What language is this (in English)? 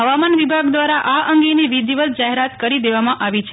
Gujarati